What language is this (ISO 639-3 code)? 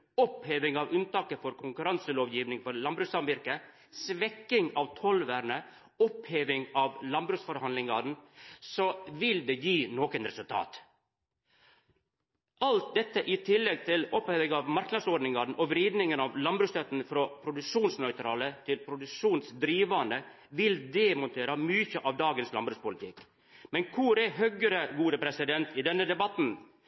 nno